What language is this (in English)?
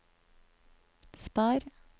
Norwegian